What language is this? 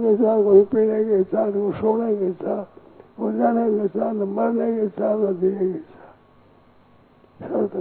Hindi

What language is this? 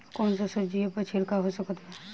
Bhojpuri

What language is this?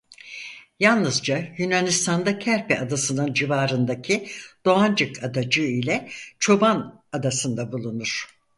Turkish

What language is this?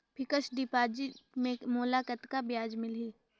Chhattisgarhi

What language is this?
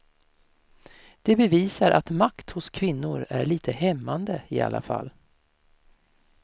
Swedish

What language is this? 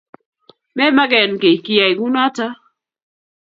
Kalenjin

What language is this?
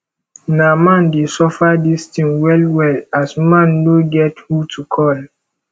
Nigerian Pidgin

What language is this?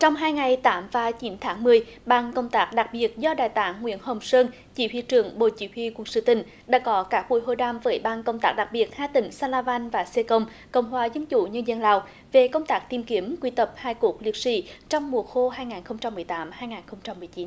Vietnamese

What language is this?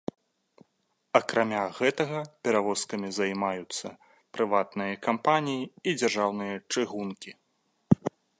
Belarusian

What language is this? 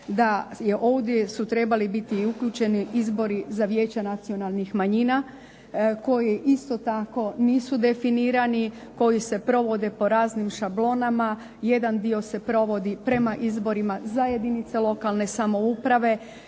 Croatian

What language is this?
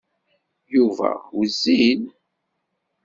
Kabyle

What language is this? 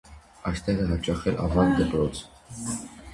Armenian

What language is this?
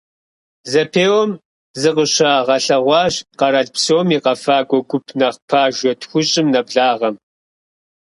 Kabardian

